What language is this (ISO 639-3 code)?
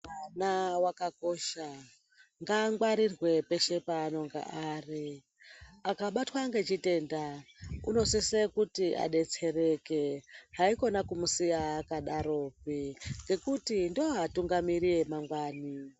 ndc